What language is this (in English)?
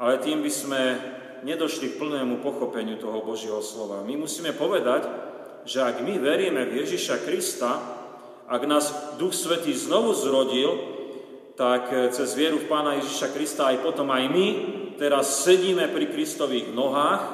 Slovak